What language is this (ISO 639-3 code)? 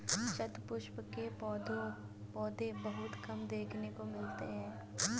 hin